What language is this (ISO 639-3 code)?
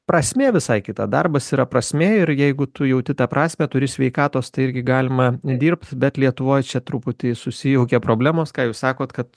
lit